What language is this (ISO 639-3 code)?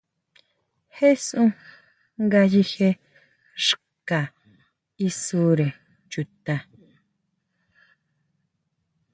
mau